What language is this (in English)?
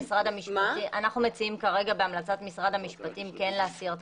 Hebrew